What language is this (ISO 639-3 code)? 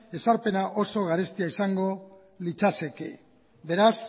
eus